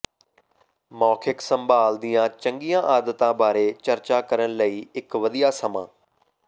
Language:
Punjabi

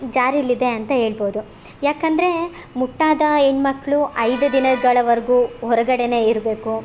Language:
Kannada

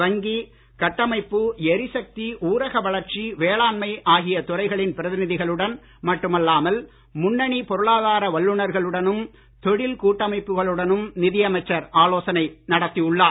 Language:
Tamil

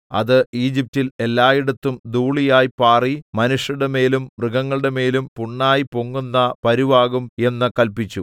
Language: Malayalam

